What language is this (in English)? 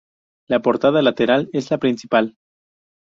Spanish